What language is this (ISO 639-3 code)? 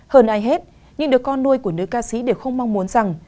vie